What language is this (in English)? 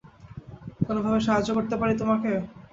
Bangla